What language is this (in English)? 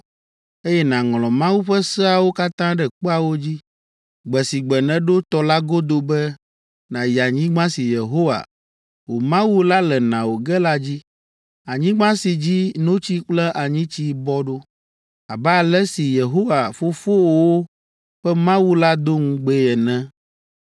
Ewe